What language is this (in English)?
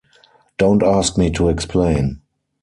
English